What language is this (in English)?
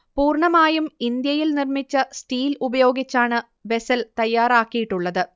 Malayalam